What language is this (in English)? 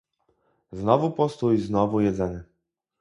Polish